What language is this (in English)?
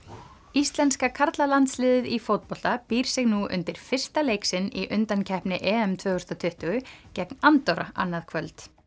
Icelandic